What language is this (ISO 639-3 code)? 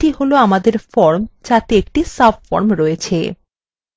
ben